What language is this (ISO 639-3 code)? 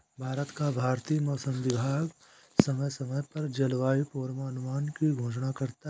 hin